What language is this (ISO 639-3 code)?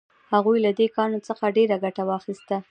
pus